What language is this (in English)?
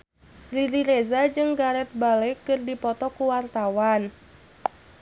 Sundanese